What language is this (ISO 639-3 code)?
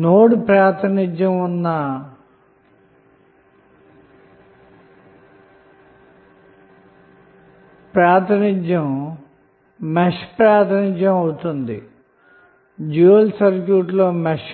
tel